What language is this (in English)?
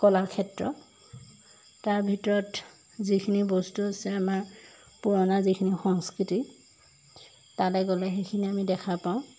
Assamese